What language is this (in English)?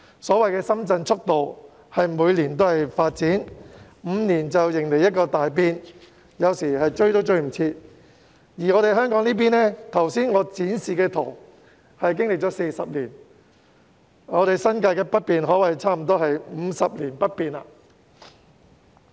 Cantonese